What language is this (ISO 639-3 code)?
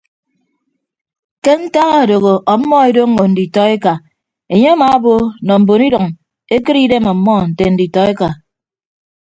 ibb